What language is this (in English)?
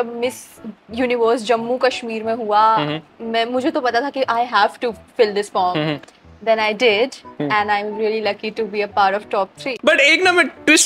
Hindi